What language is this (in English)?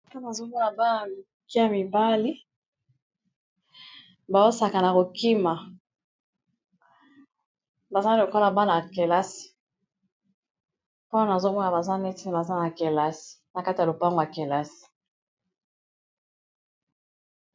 Lingala